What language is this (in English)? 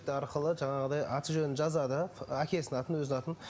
Kazakh